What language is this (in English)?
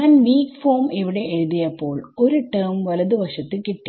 Malayalam